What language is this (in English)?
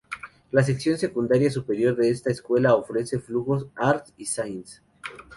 Spanish